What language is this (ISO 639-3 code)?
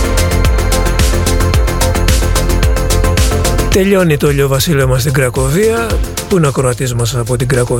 ell